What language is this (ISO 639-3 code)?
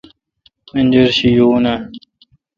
xka